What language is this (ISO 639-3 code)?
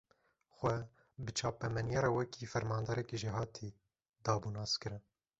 kur